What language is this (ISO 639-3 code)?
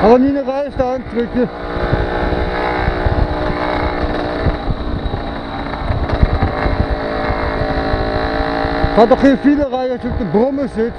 nld